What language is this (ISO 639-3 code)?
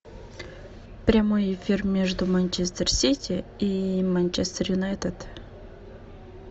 rus